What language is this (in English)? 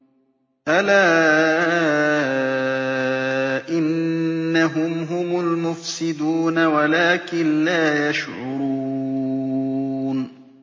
Arabic